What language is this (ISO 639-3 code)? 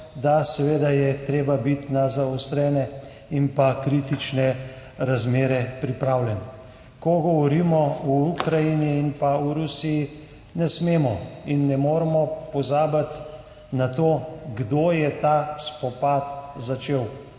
slv